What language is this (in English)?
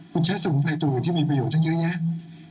Thai